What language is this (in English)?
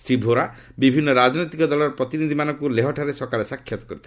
Odia